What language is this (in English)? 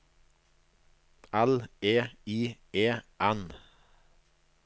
Norwegian